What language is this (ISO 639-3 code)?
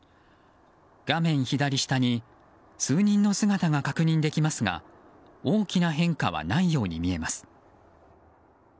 jpn